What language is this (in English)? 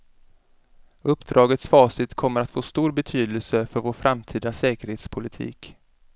Swedish